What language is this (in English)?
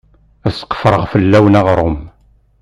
Kabyle